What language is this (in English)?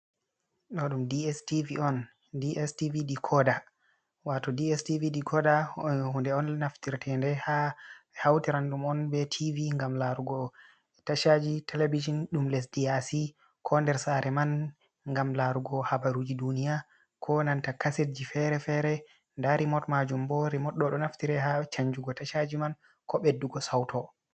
Fula